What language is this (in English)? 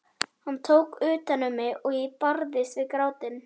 Icelandic